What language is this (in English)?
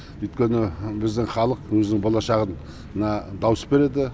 Kazakh